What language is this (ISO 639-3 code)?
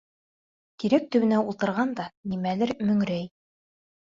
bak